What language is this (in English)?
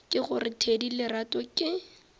Northern Sotho